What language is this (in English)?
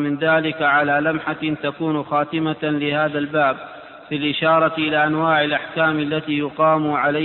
Arabic